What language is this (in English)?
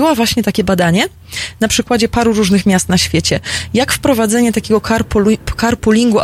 Polish